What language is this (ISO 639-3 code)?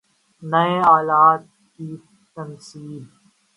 urd